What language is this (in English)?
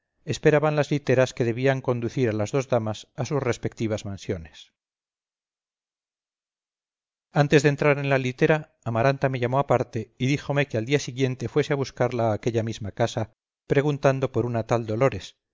Spanish